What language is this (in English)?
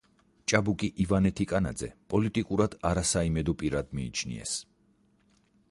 Georgian